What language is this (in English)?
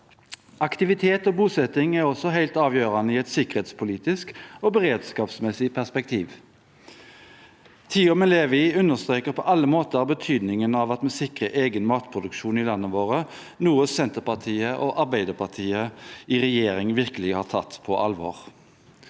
Norwegian